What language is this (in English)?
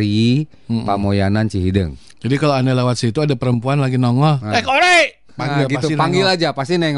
Indonesian